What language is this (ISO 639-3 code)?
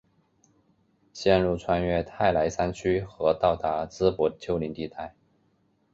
zho